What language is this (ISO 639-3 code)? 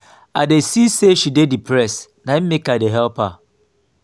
pcm